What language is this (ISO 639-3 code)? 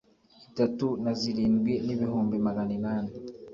kin